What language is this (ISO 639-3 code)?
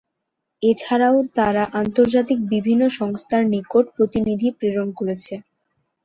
ben